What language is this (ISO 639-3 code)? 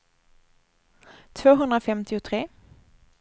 swe